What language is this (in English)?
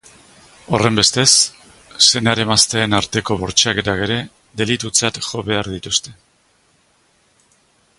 Basque